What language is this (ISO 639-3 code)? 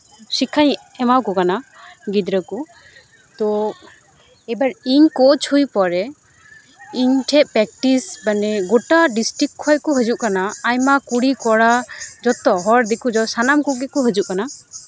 sat